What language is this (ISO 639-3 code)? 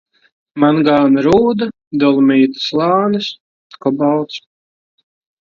lav